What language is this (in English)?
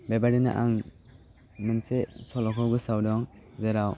Bodo